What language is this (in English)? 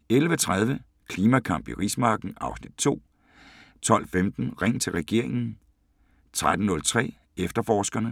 Danish